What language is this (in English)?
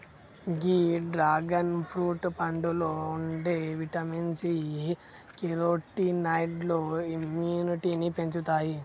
Telugu